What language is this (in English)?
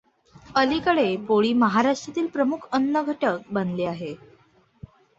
Marathi